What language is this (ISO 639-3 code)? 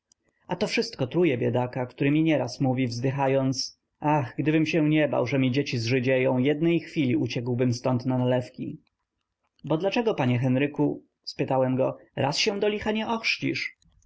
pol